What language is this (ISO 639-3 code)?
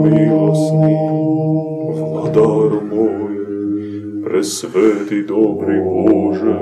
hrv